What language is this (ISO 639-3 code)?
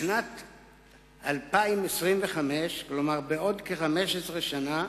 heb